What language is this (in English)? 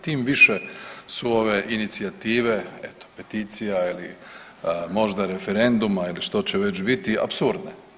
Croatian